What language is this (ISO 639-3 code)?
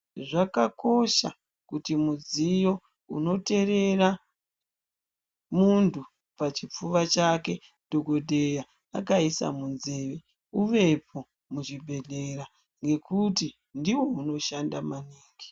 ndc